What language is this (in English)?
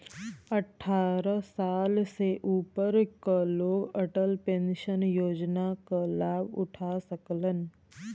Bhojpuri